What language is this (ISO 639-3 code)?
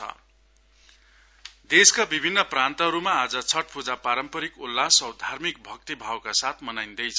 nep